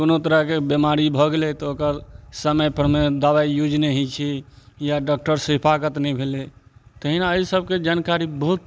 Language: Maithili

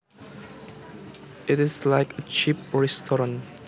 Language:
Javanese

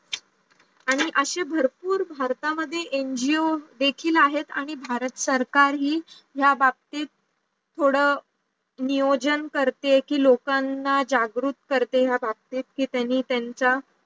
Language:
Marathi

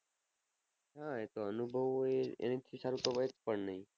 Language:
Gujarati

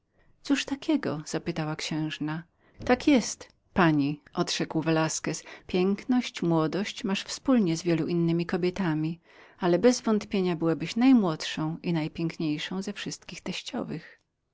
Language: Polish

